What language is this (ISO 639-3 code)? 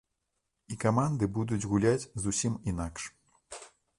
bel